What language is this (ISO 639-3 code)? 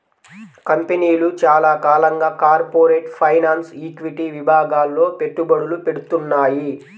tel